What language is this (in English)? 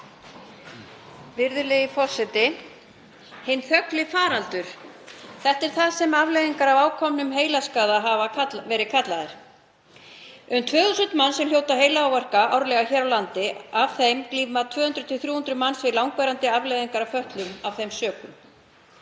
Icelandic